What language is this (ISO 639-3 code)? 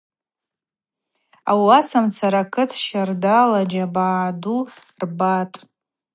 abq